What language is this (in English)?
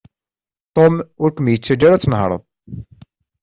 Kabyle